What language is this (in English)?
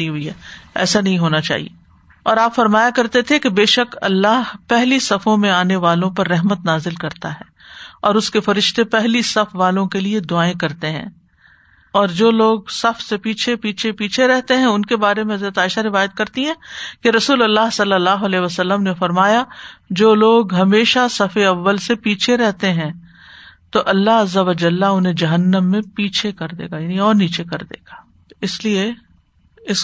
Urdu